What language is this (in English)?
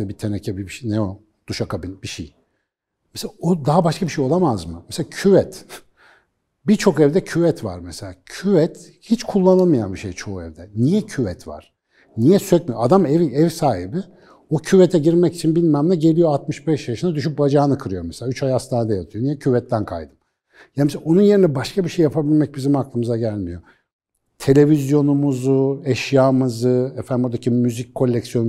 Turkish